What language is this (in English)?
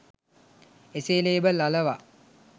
Sinhala